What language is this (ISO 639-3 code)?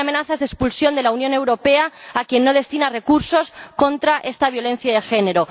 spa